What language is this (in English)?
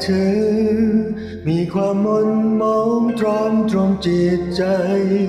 Thai